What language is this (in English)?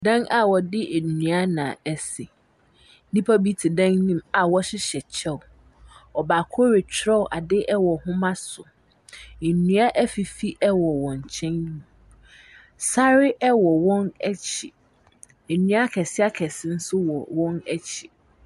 Akan